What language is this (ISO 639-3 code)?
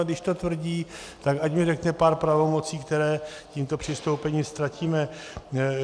ces